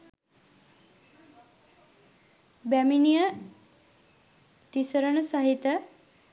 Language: Sinhala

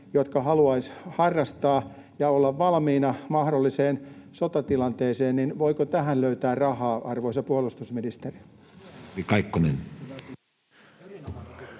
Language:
Finnish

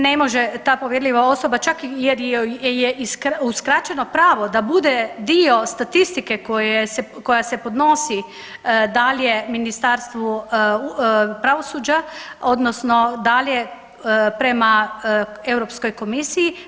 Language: Croatian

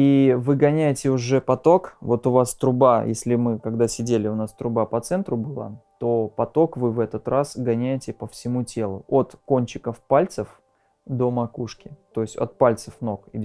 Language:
Russian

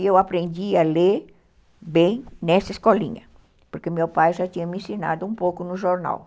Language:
Portuguese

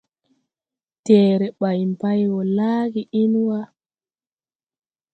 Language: Tupuri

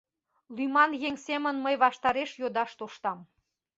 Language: Mari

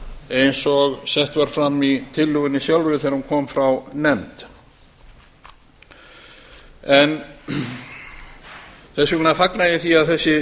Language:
Icelandic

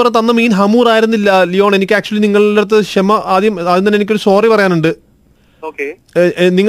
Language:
Malayalam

